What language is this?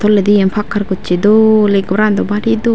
Chakma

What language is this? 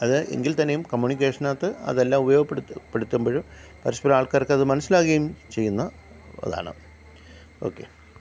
Malayalam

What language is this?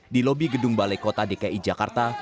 Indonesian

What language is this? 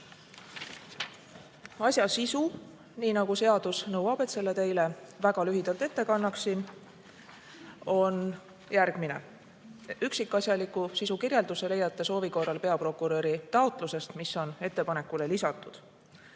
Estonian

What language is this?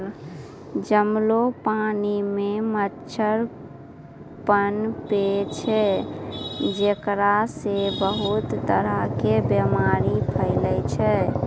Maithili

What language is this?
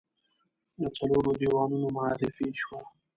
Pashto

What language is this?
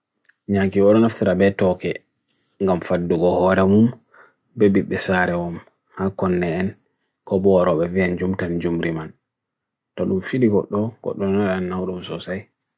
Bagirmi Fulfulde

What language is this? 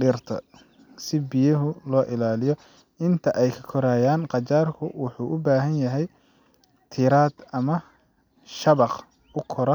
Somali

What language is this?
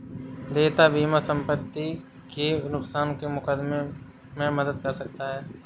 Hindi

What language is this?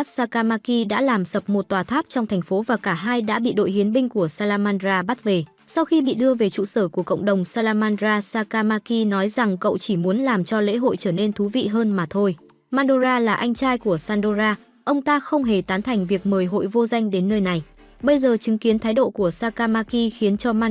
Vietnamese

